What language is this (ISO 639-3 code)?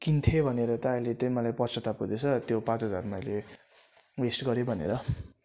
nep